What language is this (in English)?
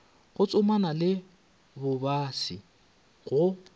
Northern Sotho